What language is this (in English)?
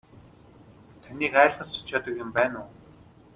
Mongolian